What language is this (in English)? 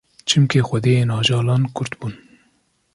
Kurdish